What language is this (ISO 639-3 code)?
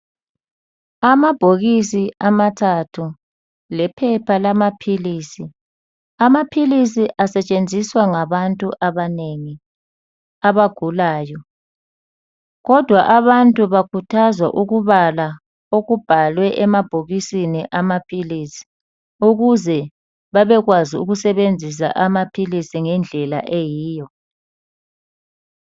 nde